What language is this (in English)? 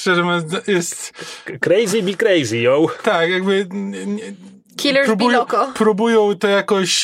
Polish